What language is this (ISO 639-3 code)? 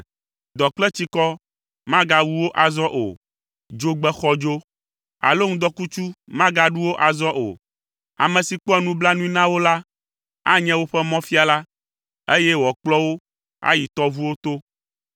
ewe